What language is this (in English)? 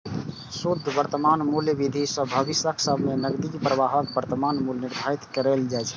Maithili